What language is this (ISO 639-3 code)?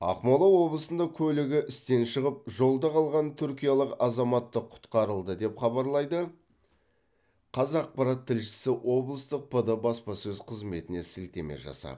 kaz